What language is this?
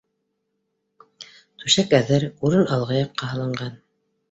Bashkir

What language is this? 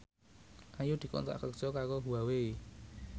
Javanese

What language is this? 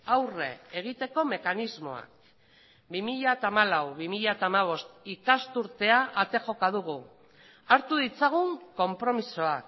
Basque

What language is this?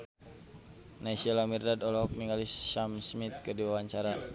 Sundanese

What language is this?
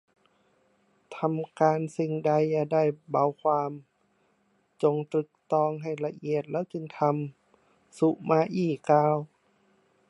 Thai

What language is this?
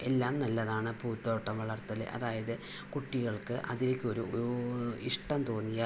Malayalam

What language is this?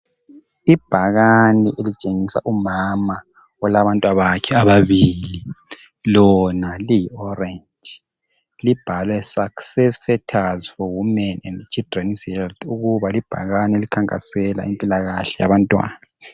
North Ndebele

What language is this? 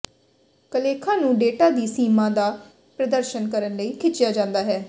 Punjabi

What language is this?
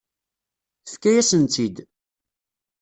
Kabyle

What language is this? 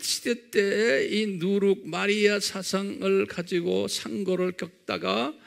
Korean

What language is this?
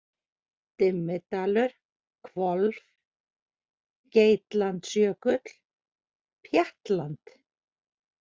Icelandic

